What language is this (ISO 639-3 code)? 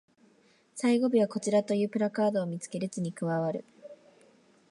jpn